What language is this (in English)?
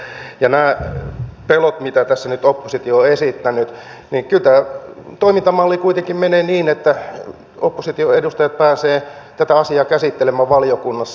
Finnish